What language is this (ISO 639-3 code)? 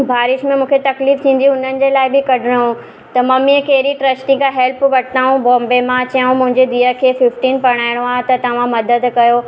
snd